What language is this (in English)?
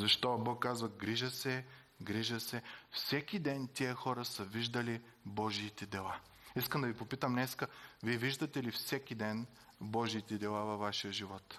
Bulgarian